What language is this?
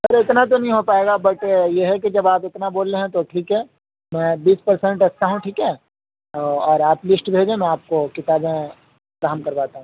Urdu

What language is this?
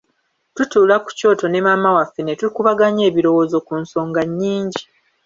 Ganda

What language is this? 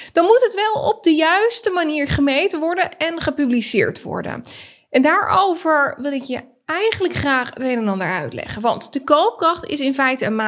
Dutch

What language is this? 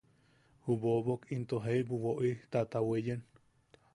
Yaqui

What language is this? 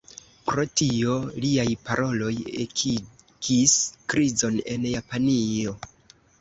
Esperanto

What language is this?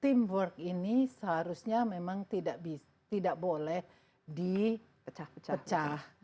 Indonesian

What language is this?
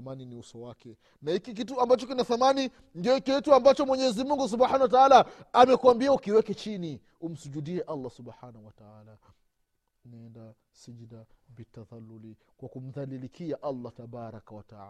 Swahili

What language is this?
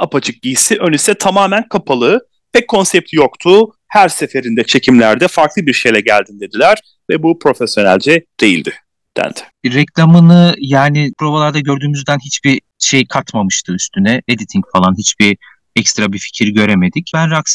Turkish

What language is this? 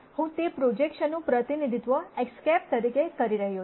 Gujarati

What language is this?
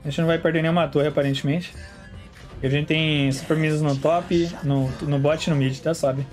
Portuguese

